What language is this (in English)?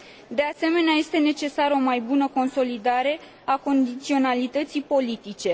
Romanian